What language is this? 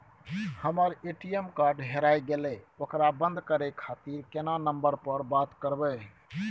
Maithili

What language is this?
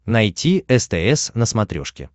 Russian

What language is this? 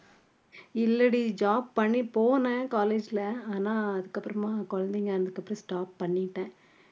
Tamil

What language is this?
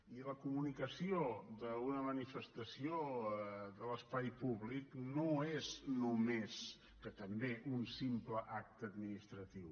Catalan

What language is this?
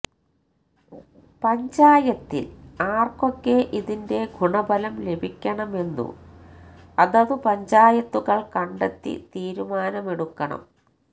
Malayalam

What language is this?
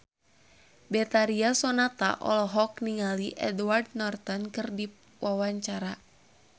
Sundanese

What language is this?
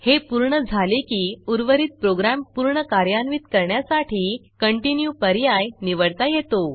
Marathi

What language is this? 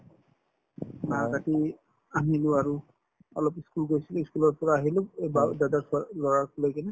Assamese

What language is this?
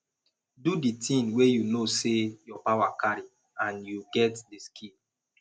Nigerian Pidgin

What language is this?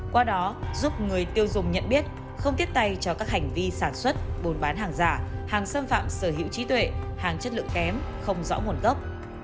Vietnamese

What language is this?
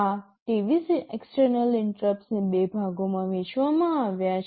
Gujarati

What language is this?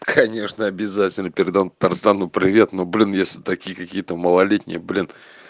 Russian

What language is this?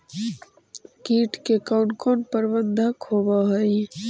Magahi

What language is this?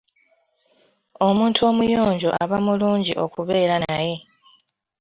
Ganda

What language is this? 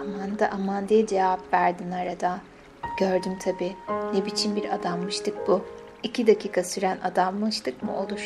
Turkish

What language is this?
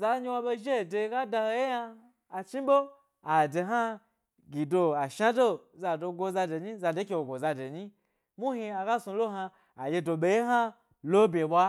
Gbari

